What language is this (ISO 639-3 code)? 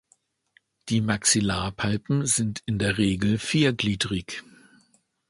deu